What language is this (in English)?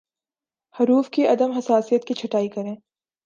Urdu